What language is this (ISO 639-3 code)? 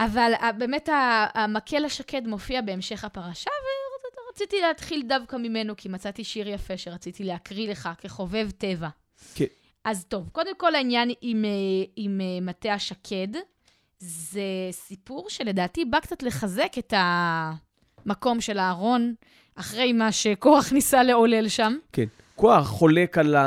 heb